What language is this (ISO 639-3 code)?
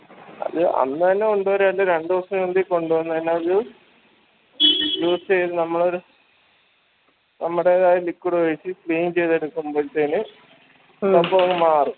mal